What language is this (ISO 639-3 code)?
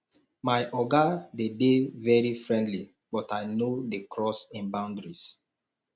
pcm